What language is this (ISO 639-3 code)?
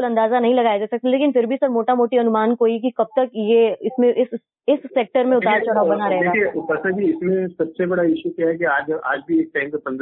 hin